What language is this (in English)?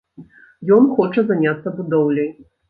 Belarusian